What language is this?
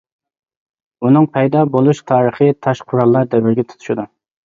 Uyghur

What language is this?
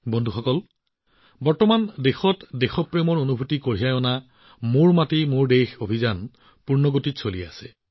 Assamese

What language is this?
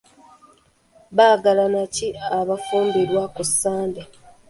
Ganda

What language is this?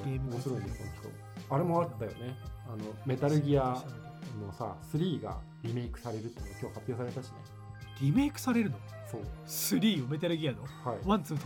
Japanese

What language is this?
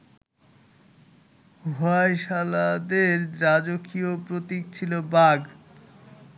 Bangla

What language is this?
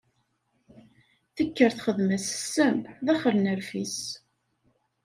Kabyle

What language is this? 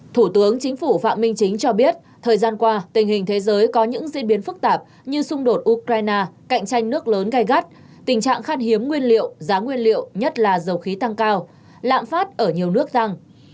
Vietnamese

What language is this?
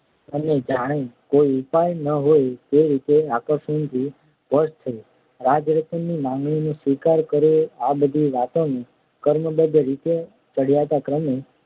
Gujarati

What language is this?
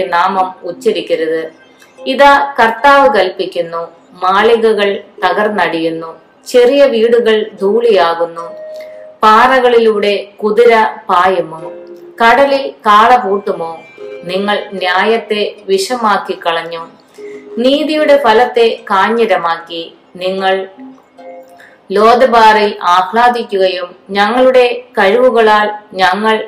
Malayalam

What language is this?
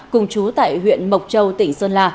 Vietnamese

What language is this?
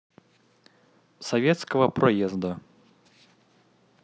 Russian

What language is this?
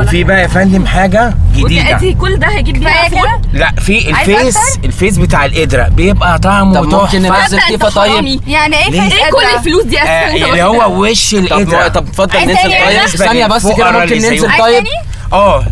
Arabic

